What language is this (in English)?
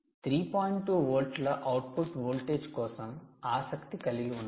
Telugu